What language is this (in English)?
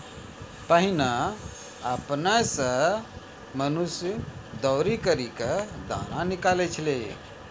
Maithili